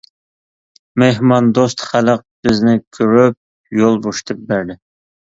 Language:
Uyghur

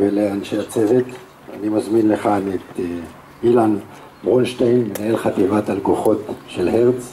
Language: Hebrew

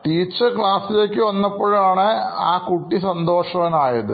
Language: Malayalam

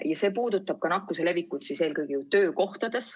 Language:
Estonian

